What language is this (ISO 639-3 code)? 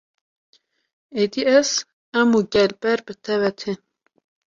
kur